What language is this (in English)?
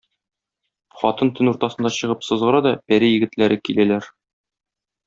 Tatar